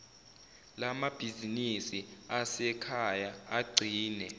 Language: Zulu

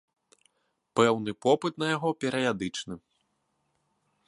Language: Belarusian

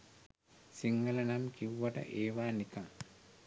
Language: Sinhala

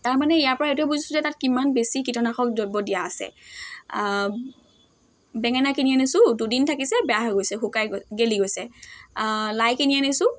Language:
Assamese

